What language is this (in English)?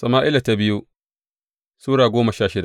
Hausa